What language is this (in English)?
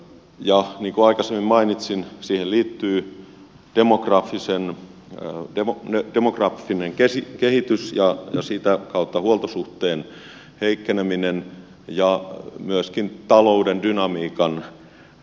Finnish